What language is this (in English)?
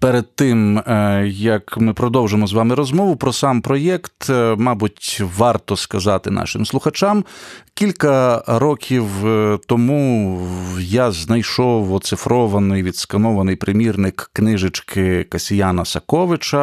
Ukrainian